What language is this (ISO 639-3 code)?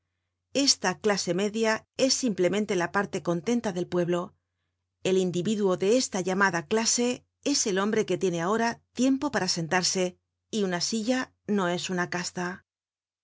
spa